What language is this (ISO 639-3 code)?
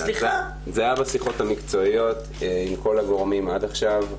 heb